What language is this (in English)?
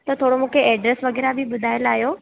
Sindhi